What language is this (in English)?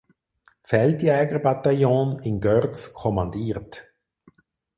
German